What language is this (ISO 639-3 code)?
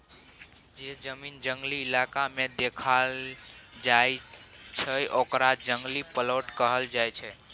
mai